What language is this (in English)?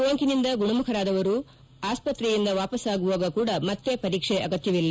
Kannada